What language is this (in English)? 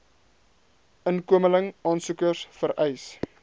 Afrikaans